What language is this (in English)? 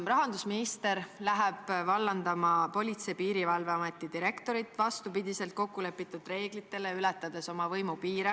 Estonian